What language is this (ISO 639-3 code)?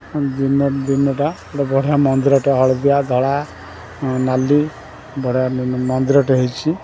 ori